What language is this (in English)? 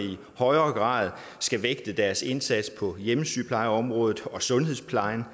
Danish